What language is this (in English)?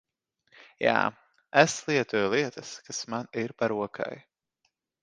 Latvian